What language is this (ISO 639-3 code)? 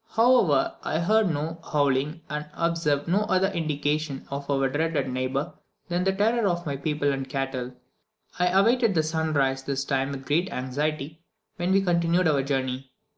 eng